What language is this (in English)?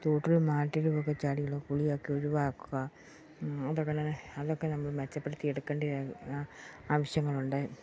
Malayalam